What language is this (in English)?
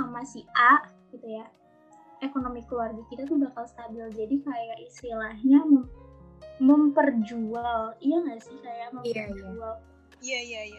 Indonesian